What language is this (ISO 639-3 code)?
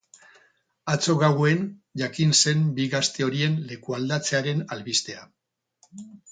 eus